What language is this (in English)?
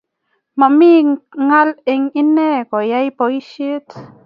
Kalenjin